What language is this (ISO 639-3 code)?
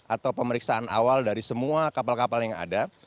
ind